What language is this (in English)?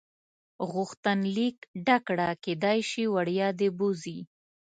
Pashto